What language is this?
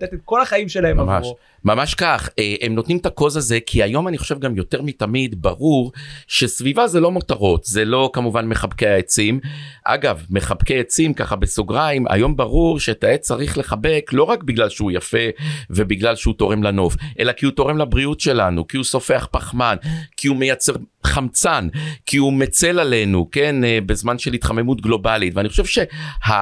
Hebrew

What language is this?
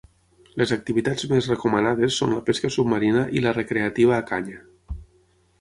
Catalan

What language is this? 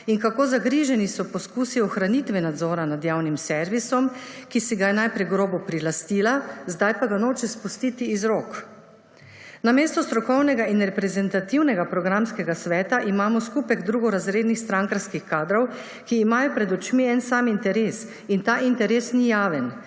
Slovenian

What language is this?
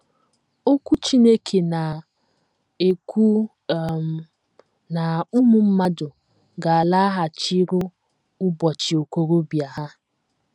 Igbo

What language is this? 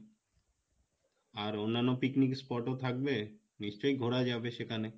Bangla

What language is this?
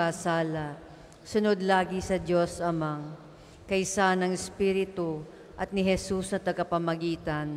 Filipino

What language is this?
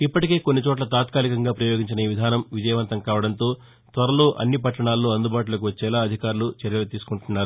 Telugu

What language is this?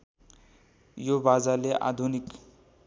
Nepali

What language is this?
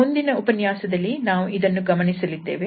Kannada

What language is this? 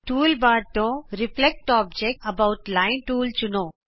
Punjabi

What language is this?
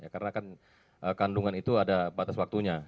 Indonesian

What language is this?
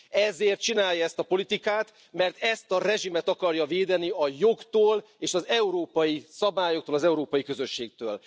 Hungarian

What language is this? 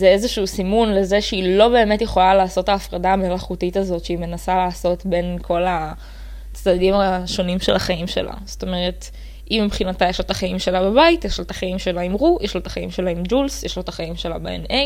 Hebrew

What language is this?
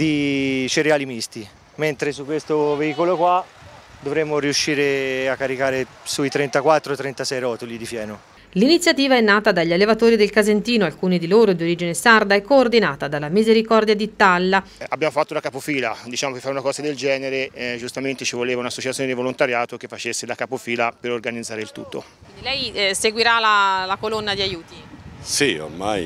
Italian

